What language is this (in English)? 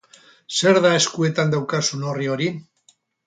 Basque